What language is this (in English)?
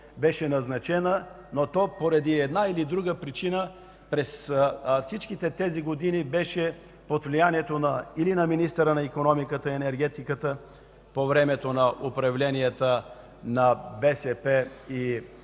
Bulgarian